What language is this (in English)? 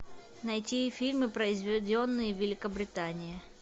Russian